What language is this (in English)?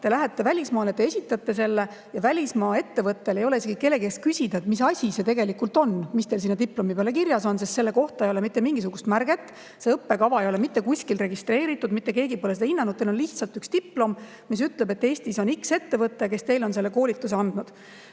Estonian